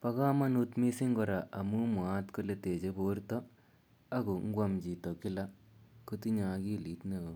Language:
Kalenjin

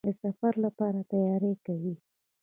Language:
Pashto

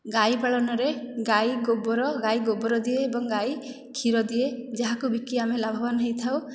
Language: Odia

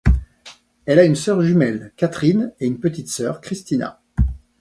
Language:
French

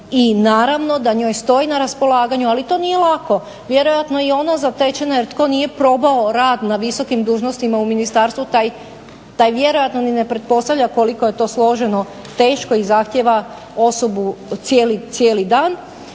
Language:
Croatian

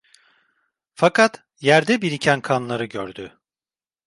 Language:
Turkish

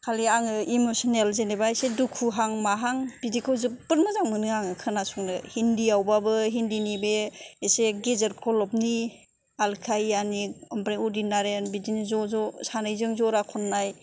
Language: Bodo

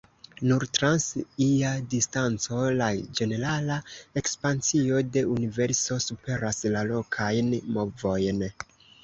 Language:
Esperanto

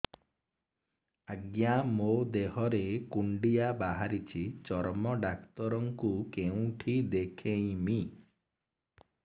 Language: Odia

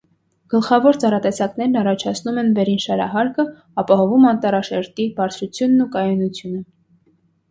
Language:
Armenian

